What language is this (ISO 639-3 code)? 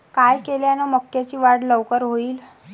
mar